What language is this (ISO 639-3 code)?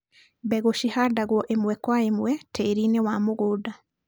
kik